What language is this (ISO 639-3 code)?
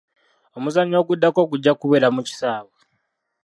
lug